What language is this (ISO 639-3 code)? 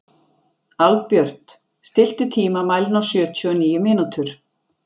isl